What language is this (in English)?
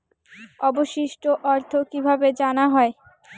Bangla